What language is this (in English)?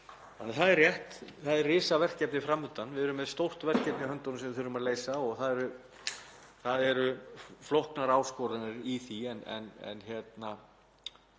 Icelandic